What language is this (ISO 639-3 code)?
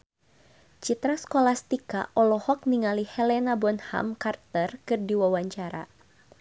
sun